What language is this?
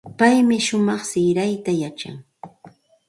Santa Ana de Tusi Pasco Quechua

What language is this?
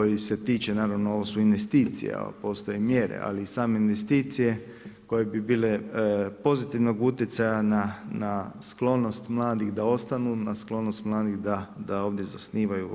Croatian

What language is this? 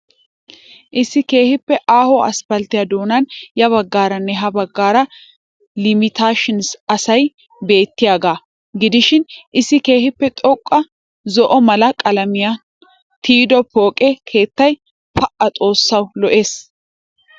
Wolaytta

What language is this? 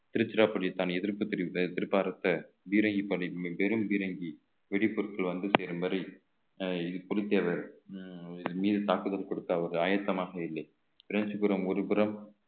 Tamil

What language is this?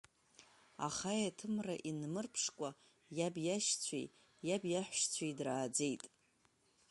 Abkhazian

